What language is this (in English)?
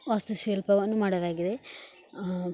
Kannada